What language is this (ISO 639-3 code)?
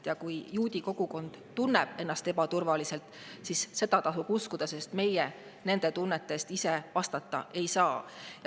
est